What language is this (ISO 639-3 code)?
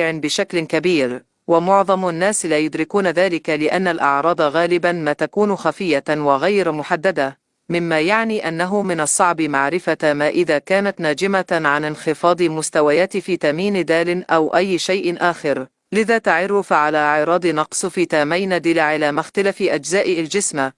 ara